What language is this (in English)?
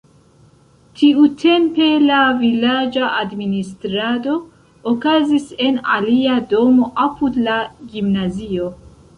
Esperanto